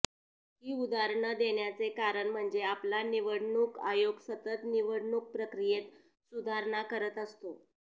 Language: Marathi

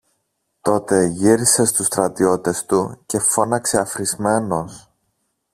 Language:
Greek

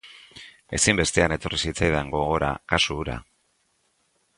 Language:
Basque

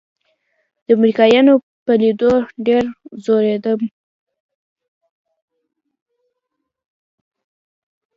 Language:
Pashto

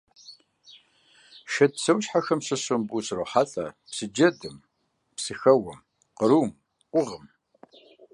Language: Kabardian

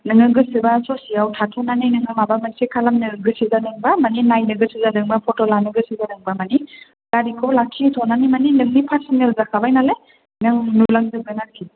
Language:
Bodo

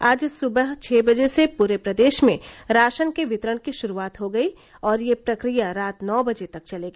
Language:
Hindi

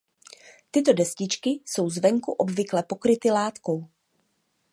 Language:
Czech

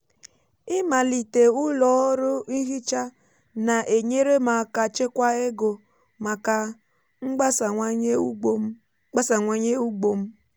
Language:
Igbo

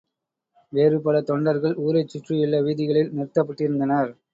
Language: Tamil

